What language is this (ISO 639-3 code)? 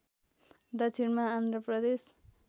nep